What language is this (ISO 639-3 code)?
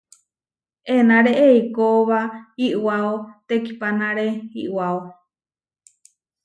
var